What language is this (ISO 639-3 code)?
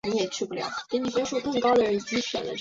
zho